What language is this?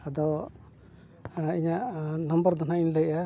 Santali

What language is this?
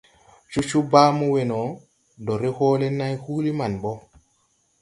Tupuri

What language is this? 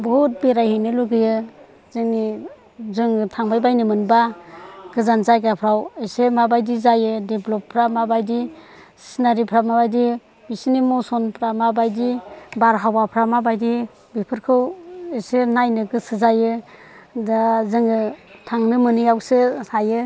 Bodo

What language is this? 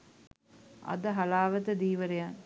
Sinhala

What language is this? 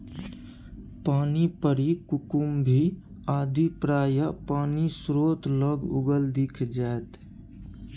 Maithili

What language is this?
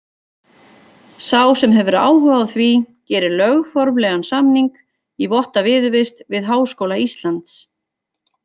Icelandic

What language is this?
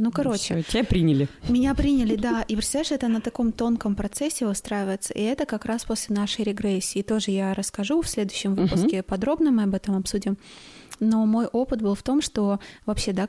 Russian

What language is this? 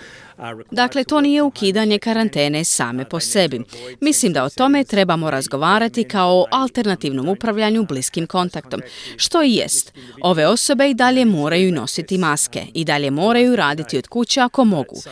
Croatian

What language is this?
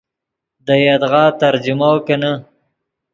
Yidgha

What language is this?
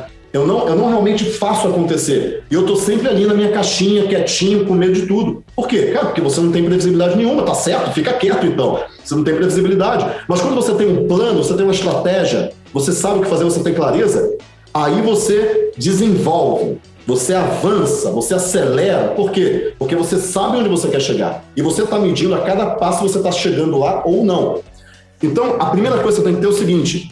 Portuguese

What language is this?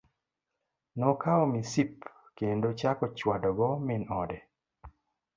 Luo (Kenya and Tanzania)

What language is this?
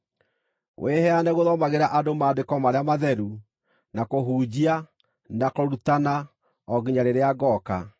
Kikuyu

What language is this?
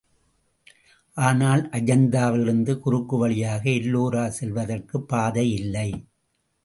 Tamil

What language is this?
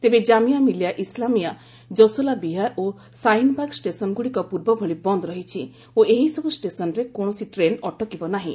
Odia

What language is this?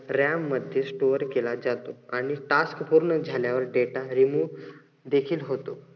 Marathi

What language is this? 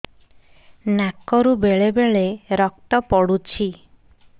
Odia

